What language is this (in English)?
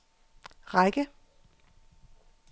Danish